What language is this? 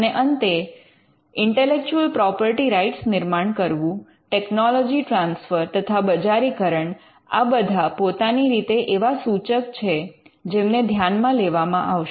Gujarati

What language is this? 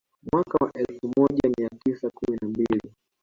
Swahili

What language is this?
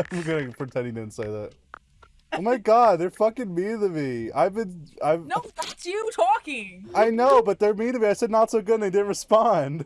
English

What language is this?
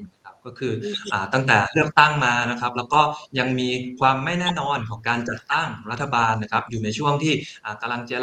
Thai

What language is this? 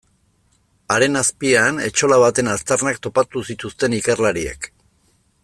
Basque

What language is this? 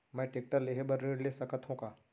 Chhattisgarhi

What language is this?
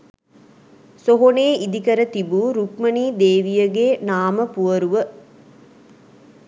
Sinhala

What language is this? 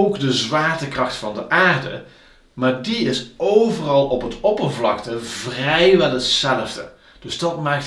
Dutch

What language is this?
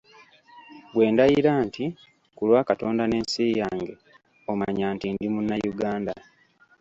Ganda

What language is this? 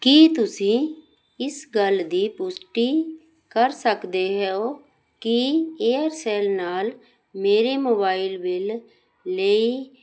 Punjabi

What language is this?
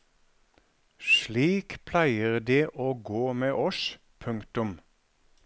Norwegian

